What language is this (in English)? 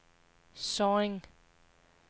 Danish